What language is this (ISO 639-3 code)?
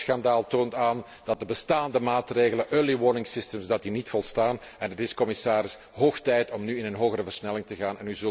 nld